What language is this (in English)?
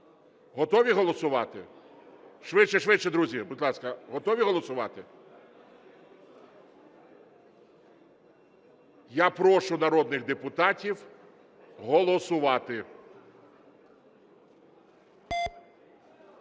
Ukrainian